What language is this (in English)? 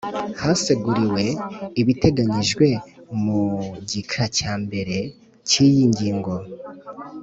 Kinyarwanda